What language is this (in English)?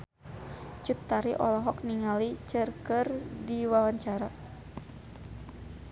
Sundanese